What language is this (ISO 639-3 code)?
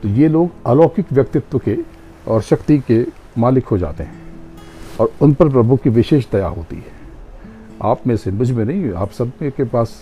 hin